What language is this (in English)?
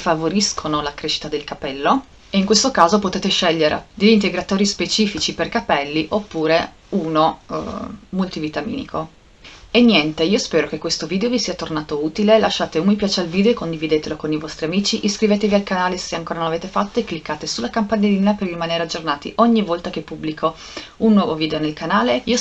Italian